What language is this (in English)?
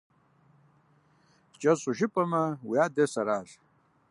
Kabardian